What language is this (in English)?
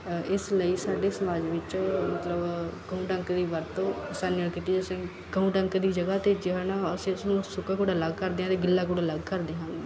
Punjabi